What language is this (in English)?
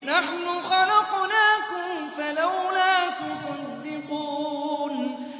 Arabic